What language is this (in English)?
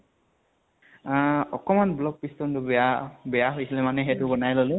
Assamese